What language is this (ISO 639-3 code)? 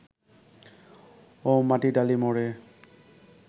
ben